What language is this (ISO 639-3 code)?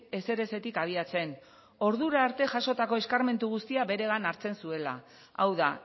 eus